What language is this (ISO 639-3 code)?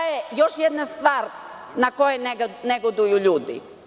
srp